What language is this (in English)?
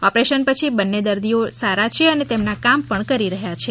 Gujarati